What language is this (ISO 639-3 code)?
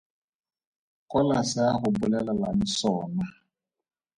tsn